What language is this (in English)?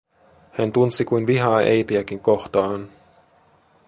Finnish